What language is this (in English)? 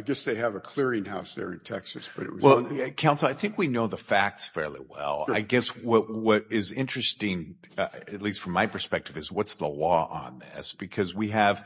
English